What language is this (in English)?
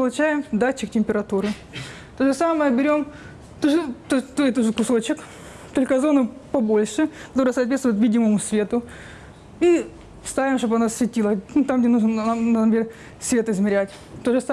Russian